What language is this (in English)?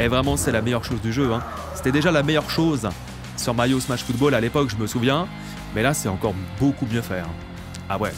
French